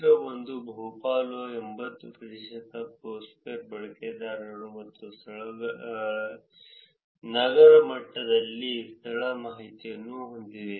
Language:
Kannada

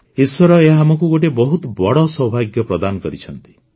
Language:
Odia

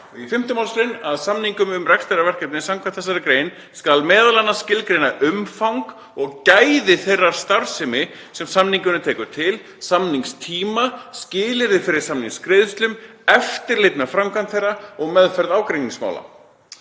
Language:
Icelandic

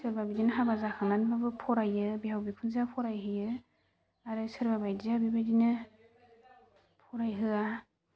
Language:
Bodo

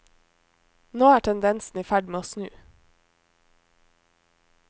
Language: Norwegian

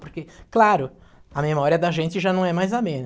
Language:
Portuguese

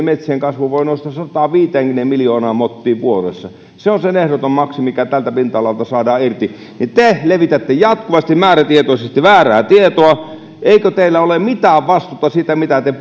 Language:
Finnish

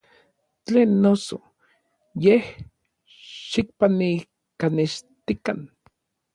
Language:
Orizaba Nahuatl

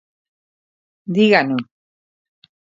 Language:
Galician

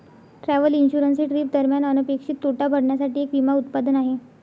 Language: Marathi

